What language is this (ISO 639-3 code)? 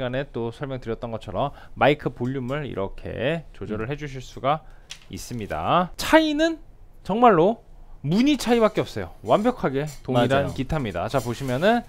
kor